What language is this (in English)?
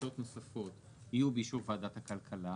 Hebrew